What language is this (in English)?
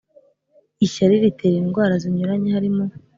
Kinyarwanda